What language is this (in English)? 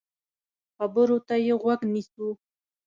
Pashto